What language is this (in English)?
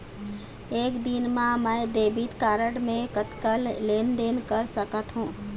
Chhattisgarhi